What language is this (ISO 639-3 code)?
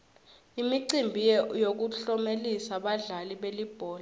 ssw